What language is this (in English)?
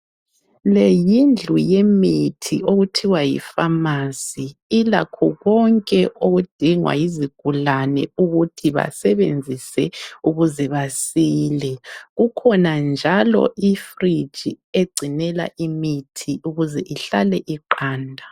North Ndebele